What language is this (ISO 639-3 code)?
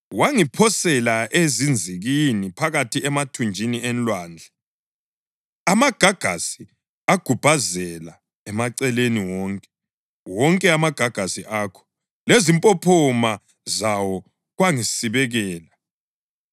nde